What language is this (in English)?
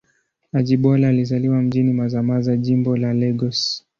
Swahili